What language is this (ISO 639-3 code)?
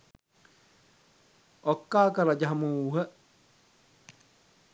sin